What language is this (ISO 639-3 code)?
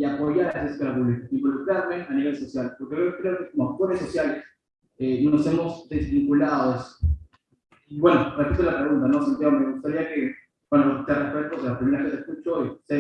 spa